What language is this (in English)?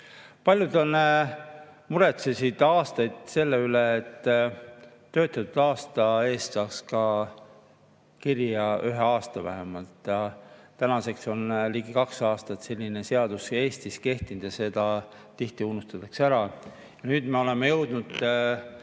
Estonian